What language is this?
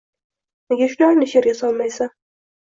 Uzbek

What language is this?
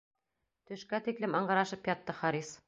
Bashkir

